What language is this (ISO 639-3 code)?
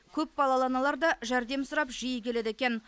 kaz